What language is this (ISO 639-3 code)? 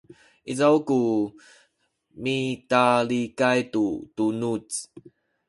szy